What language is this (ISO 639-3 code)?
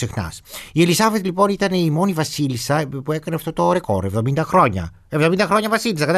ell